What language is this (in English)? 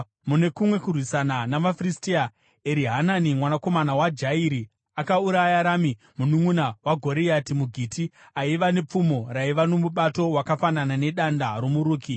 Shona